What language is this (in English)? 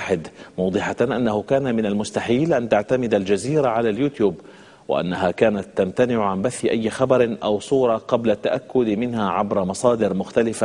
Arabic